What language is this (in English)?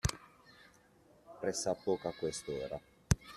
Italian